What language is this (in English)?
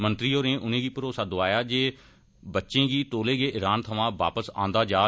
Dogri